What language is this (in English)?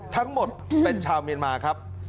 Thai